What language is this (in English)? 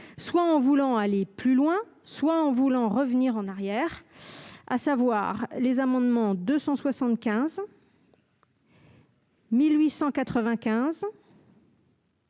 French